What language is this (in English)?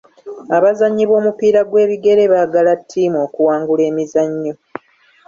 Ganda